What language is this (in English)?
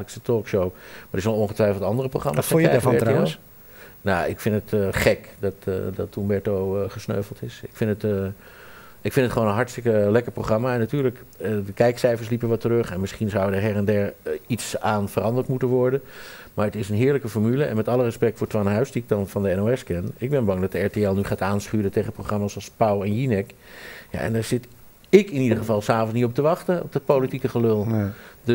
Dutch